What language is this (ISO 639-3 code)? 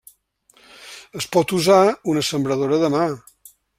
cat